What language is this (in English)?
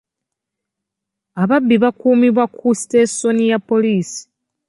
Ganda